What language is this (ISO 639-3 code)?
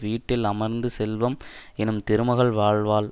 tam